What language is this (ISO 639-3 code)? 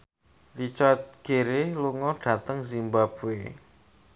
jav